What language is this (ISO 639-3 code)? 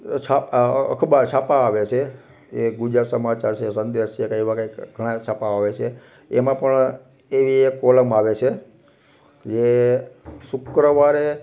guj